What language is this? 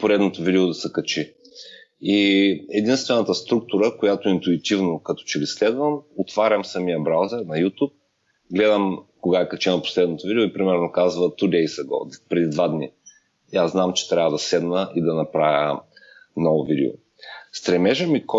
Bulgarian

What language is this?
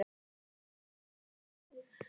Icelandic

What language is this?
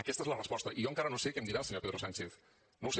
Catalan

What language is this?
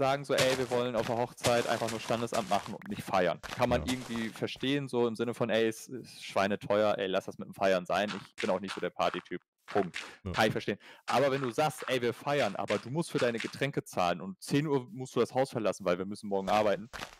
German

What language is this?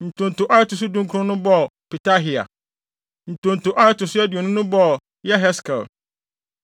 Akan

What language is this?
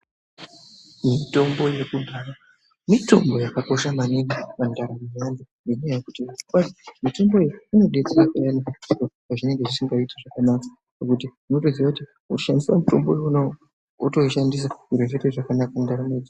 Ndau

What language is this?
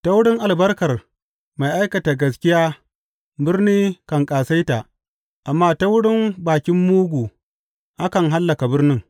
Hausa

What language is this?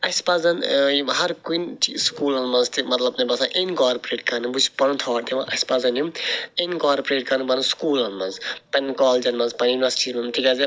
Kashmiri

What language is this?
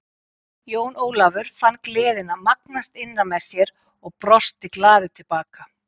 Icelandic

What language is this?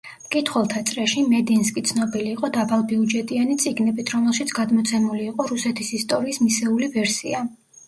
Georgian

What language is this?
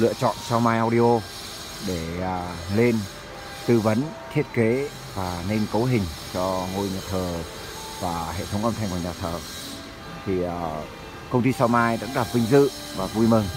Vietnamese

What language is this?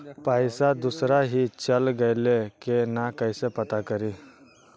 Magahi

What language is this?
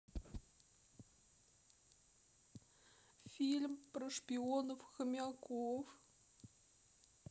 Russian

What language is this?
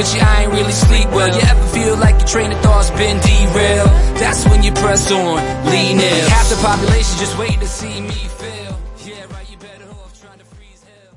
Korean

